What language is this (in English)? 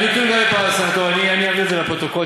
Hebrew